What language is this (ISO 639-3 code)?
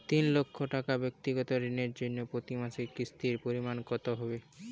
ben